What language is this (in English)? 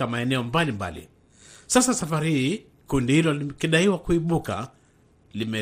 Swahili